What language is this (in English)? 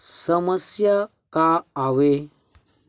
Chhattisgarhi